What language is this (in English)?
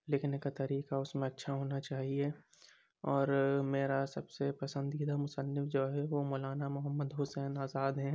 Urdu